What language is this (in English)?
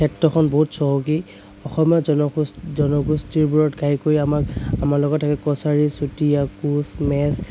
Assamese